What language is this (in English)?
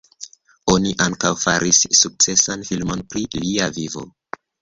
Esperanto